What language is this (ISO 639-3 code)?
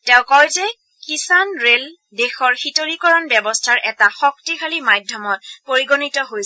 asm